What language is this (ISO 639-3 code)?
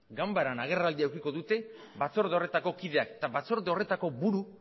eus